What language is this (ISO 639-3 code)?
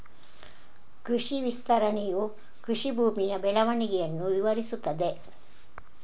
kan